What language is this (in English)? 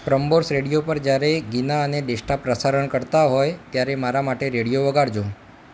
Gujarati